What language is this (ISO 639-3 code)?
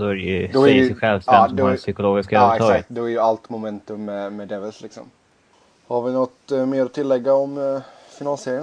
swe